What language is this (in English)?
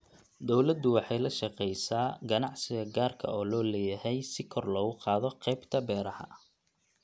Somali